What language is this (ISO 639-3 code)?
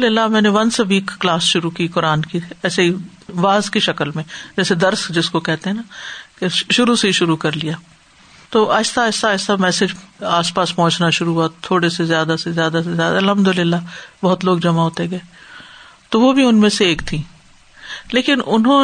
urd